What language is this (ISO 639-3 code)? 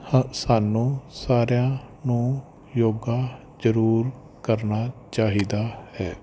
pan